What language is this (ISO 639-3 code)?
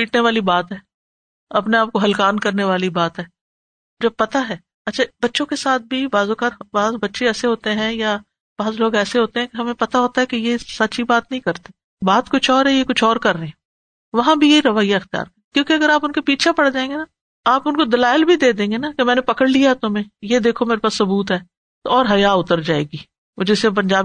urd